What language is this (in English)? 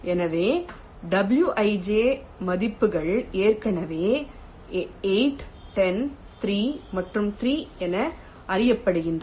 Tamil